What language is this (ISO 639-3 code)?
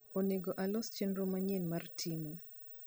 luo